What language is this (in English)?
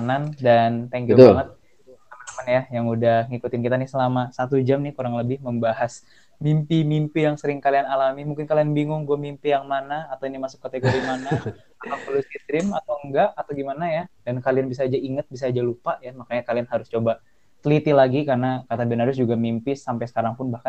Indonesian